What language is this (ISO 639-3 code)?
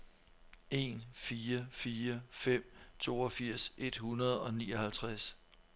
dan